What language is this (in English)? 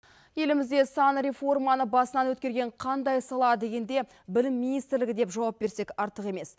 Kazakh